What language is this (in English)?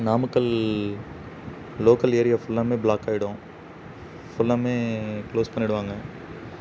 Tamil